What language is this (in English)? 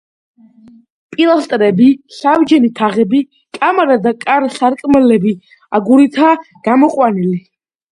Georgian